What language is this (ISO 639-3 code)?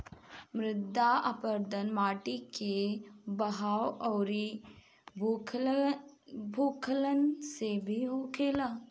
bho